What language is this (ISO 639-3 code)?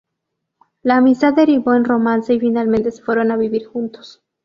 spa